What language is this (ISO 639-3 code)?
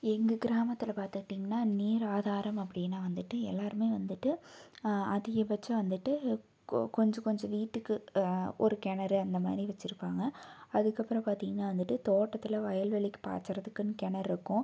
tam